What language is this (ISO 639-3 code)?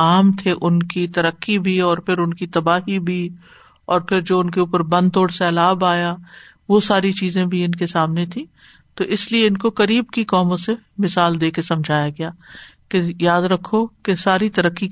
urd